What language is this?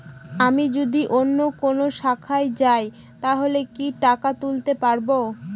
Bangla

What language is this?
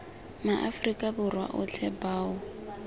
Tswana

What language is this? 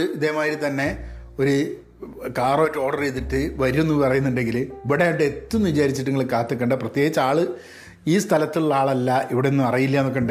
Malayalam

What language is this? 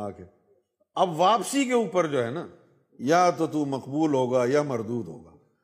Urdu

